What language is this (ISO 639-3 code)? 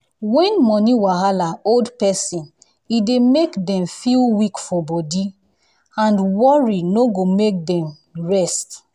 pcm